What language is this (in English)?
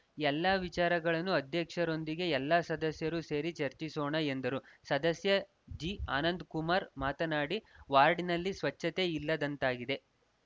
Kannada